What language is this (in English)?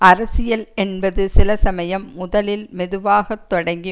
Tamil